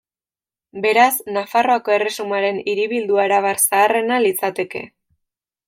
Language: Basque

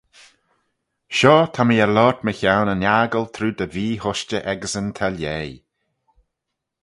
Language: Manx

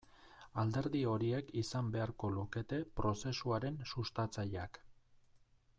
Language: Basque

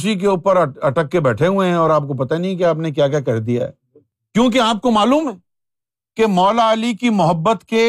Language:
Urdu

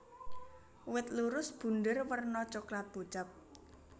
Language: Javanese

